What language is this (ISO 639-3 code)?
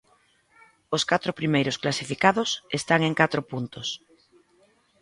glg